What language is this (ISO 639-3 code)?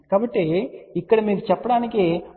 tel